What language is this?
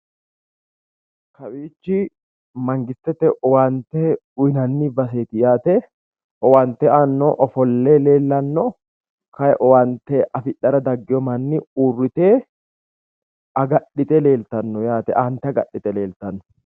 Sidamo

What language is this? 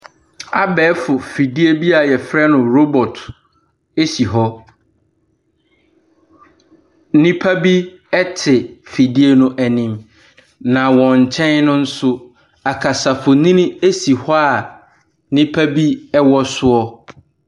Akan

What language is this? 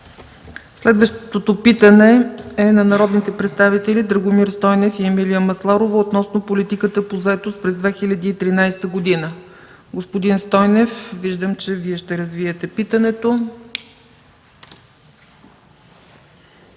Bulgarian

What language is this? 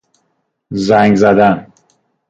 Persian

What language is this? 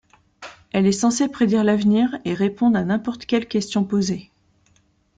French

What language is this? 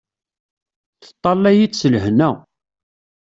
Kabyle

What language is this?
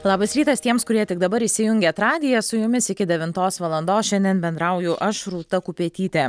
Lithuanian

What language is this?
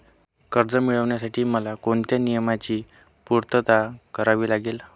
Marathi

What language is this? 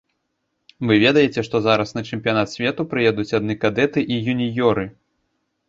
Belarusian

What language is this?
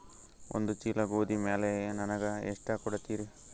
Kannada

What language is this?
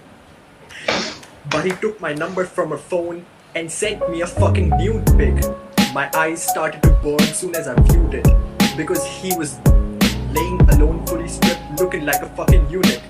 Hindi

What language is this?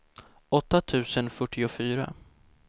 Swedish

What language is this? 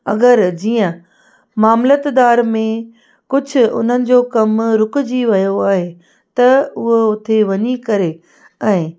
Sindhi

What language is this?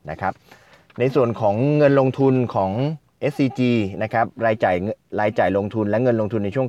Thai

